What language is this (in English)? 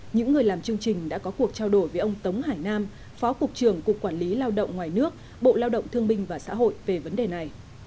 Vietnamese